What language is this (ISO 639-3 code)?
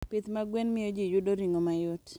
luo